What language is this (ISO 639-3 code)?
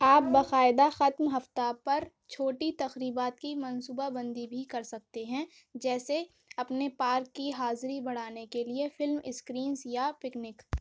urd